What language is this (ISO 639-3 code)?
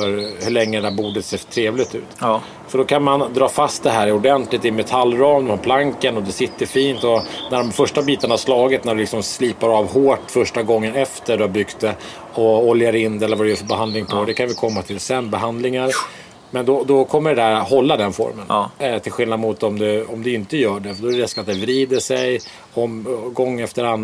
swe